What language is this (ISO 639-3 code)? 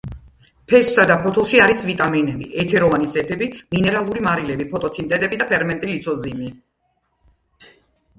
kat